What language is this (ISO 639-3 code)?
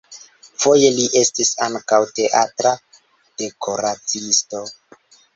epo